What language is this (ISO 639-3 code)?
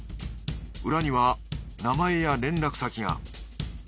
jpn